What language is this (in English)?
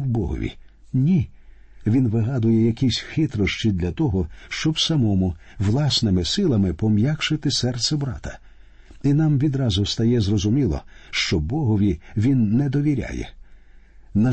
Ukrainian